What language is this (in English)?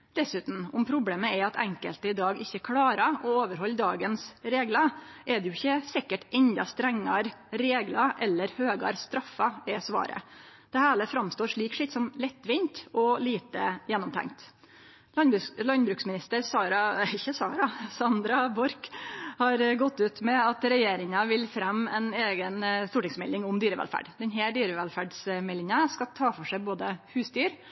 Norwegian Nynorsk